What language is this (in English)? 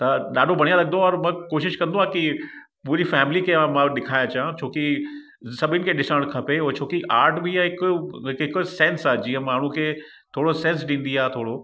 Sindhi